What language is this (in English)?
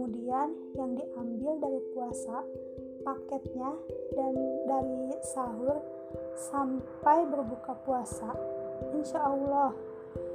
Indonesian